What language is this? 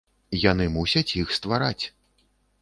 Belarusian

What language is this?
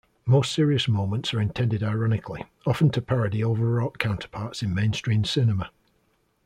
English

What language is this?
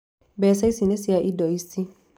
Kikuyu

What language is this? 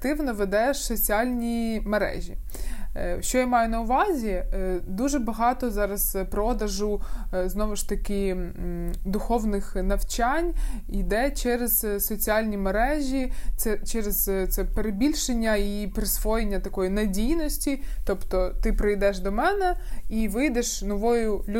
Ukrainian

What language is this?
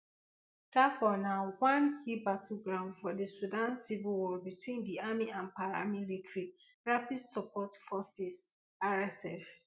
Nigerian Pidgin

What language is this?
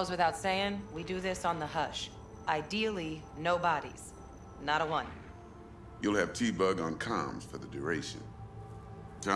Turkish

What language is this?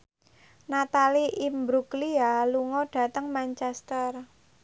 Javanese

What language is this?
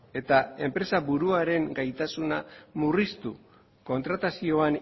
Basque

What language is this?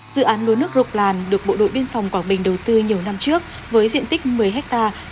Vietnamese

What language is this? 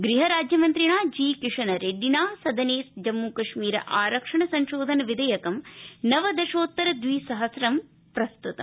Sanskrit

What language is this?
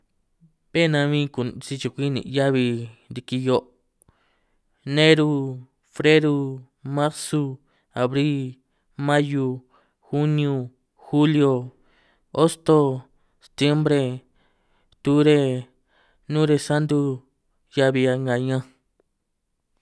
San Martín Itunyoso Triqui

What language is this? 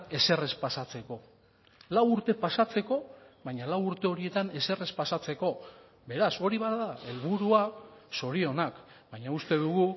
Basque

